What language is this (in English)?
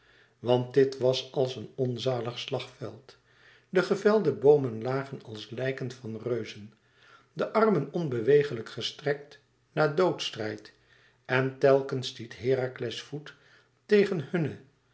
Dutch